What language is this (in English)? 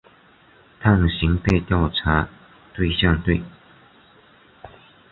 Chinese